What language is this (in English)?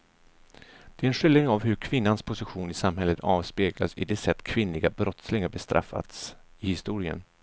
Swedish